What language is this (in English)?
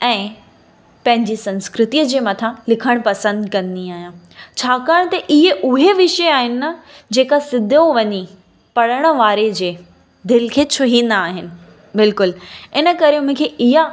Sindhi